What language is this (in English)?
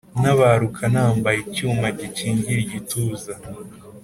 Kinyarwanda